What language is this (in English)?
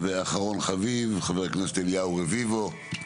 Hebrew